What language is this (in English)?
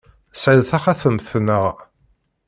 Kabyle